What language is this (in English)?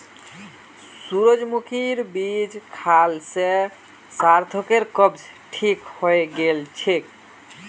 Magahi